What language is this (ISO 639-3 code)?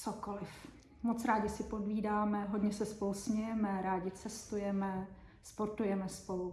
ces